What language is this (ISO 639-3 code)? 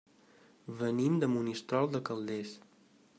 cat